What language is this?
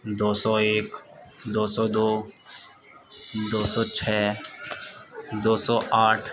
Urdu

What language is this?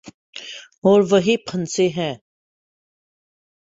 Urdu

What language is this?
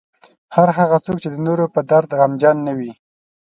Pashto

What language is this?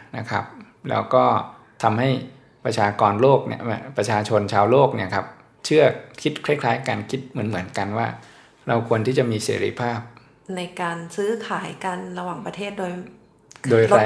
Thai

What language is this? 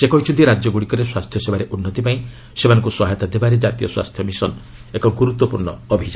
Odia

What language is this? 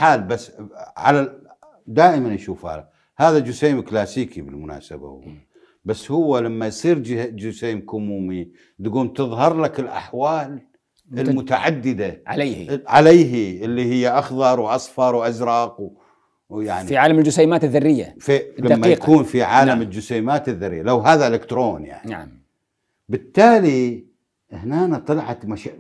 Arabic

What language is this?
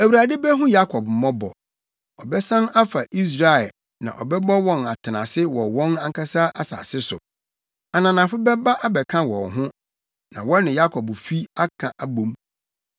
Akan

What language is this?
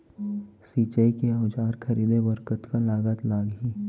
Chhattisgarhi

